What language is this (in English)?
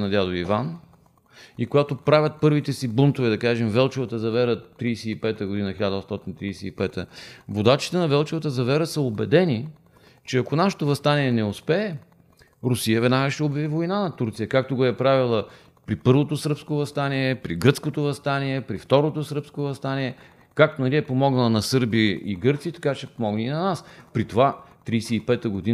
Bulgarian